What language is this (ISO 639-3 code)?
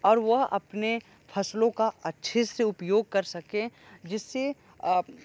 hin